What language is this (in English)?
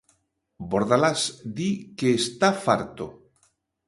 Galician